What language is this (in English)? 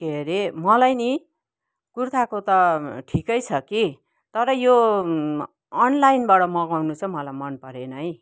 Nepali